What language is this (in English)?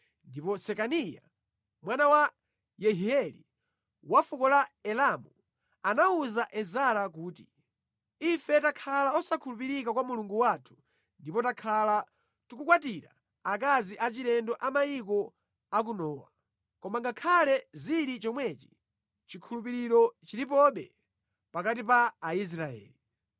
Nyanja